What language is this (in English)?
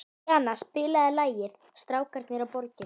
Icelandic